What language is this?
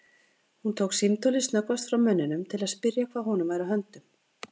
Icelandic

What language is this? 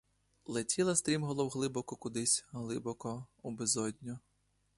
Ukrainian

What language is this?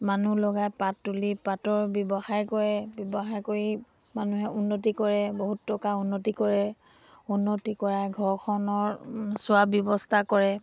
Assamese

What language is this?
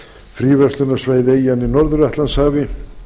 Icelandic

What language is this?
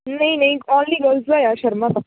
Punjabi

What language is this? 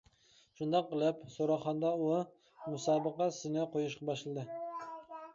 Uyghur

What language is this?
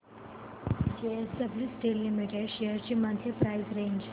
Marathi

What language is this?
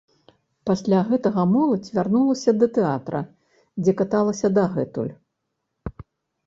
Belarusian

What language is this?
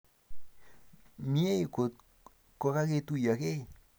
Kalenjin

